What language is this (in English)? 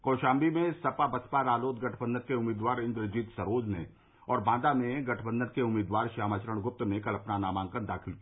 Hindi